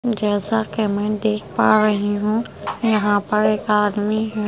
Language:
Hindi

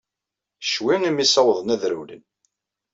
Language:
Kabyle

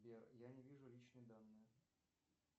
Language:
Russian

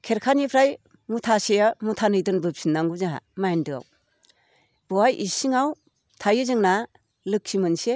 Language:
Bodo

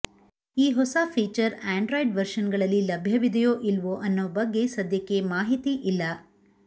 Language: Kannada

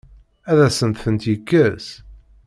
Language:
Kabyle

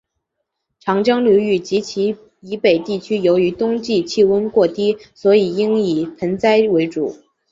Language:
Chinese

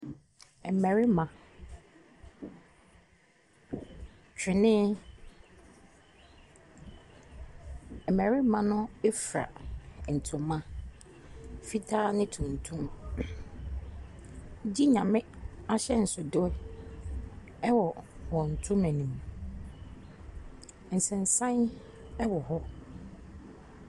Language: Akan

